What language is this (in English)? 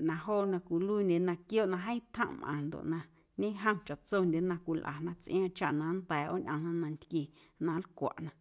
Guerrero Amuzgo